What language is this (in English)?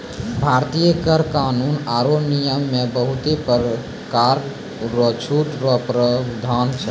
Maithili